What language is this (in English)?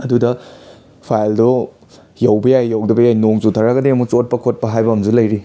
Manipuri